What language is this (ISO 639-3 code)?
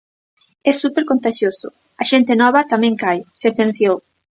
glg